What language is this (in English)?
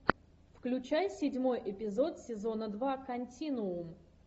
Russian